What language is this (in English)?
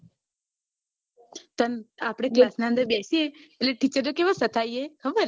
Gujarati